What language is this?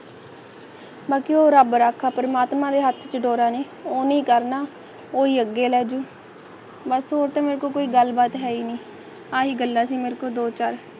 Punjabi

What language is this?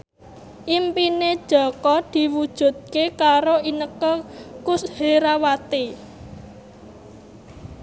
Javanese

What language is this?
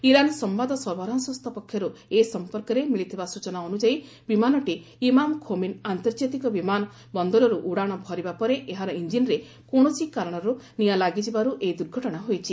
Odia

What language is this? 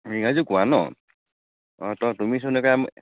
Assamese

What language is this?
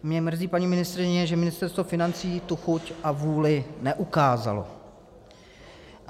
Czech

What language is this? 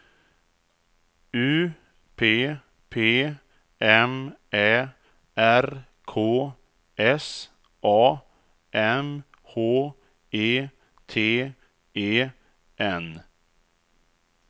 Swedish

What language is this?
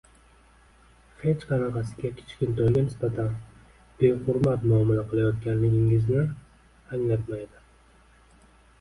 Uzbek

